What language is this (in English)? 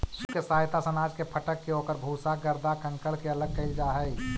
Magahi